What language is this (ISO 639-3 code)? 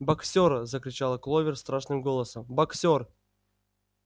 rus